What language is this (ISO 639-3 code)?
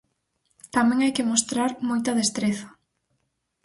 glg